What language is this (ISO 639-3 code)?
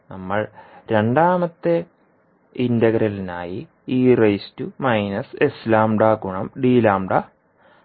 mal